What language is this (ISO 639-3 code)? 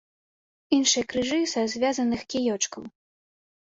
bel